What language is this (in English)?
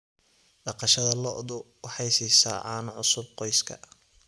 Somali